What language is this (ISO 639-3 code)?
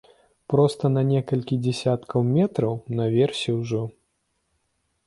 bel